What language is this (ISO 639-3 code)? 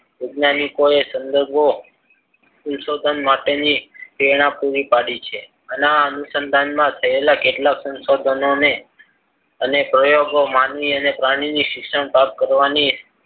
guj